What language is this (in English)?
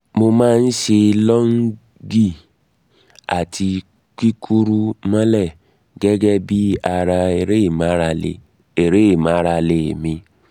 Yoruba